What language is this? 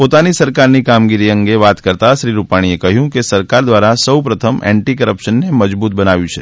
Gujarati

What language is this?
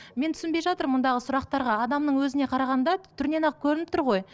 Kazakh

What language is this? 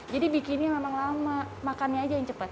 Indonesian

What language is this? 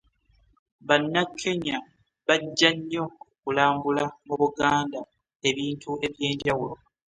Ganda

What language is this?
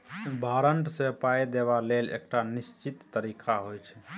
Maithili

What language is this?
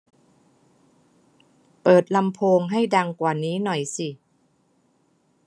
Thai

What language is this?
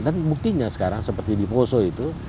Indonesian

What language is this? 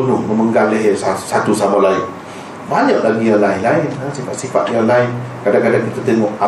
Malay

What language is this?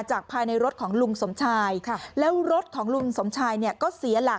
Thai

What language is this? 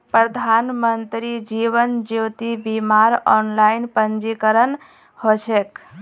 Magahi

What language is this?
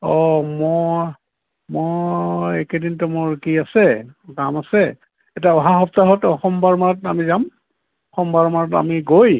Assamese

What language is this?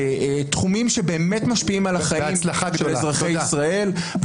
Hebrew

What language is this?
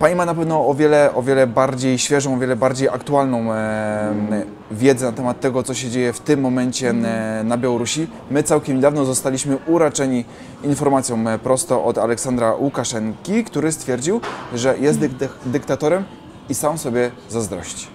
Polish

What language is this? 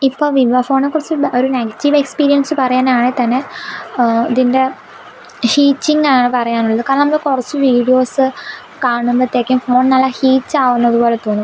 Malayalam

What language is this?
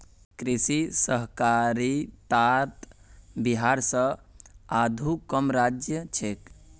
Magahi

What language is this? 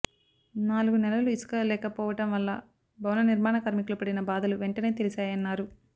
Telugu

